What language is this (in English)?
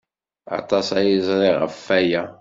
Kabyle